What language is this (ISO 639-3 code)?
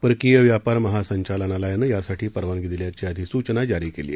mar